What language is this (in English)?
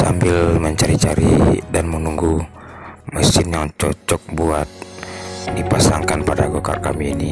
Indonesian